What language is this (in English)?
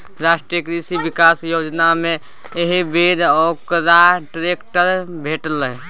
Maithili